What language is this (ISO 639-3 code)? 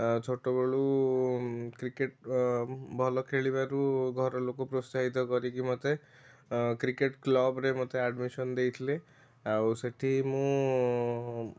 ori